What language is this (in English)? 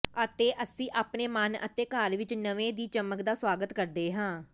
Punjabi